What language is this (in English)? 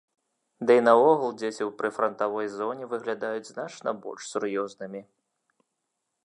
Belarusian